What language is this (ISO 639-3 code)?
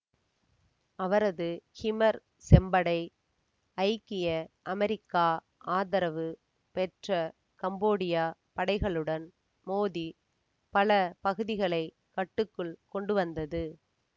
tam